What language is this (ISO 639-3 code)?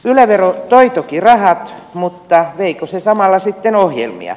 fin